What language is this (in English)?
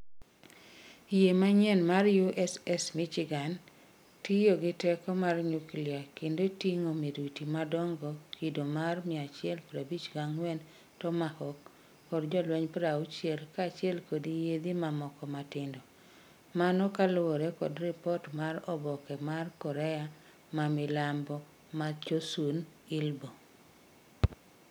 Luo (Kenya and Tanzania)